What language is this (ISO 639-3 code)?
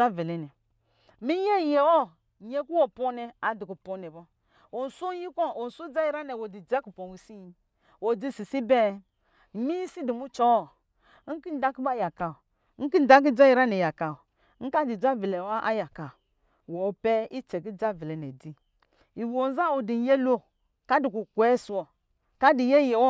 mgi